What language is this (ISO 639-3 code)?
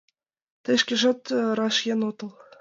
chm